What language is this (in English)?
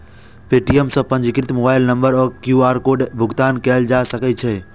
Maithili